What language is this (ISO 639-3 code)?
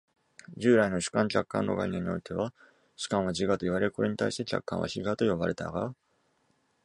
jpn